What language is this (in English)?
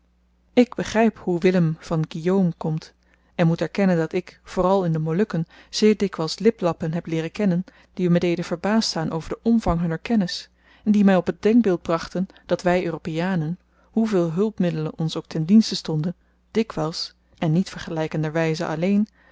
Dutch